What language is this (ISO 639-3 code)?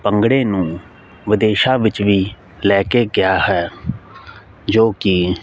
pan